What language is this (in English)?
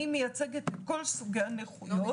Hebrew